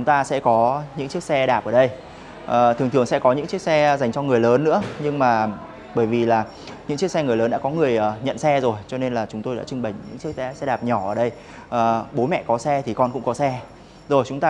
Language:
Vietnamese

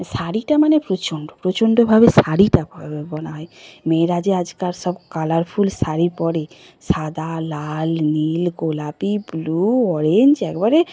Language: Bangla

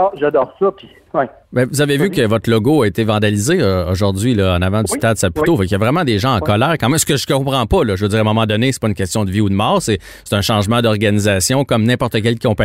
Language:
French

